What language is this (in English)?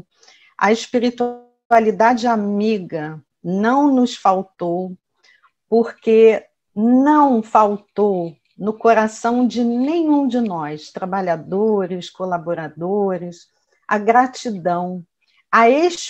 Portuguese